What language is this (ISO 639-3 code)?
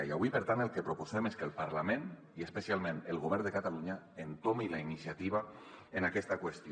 cat